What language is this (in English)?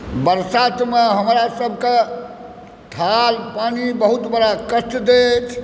Maithili